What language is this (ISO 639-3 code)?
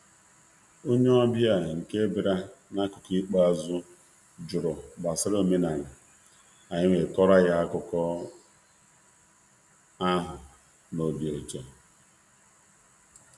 ibo